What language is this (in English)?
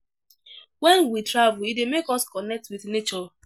Nigerian Pidgin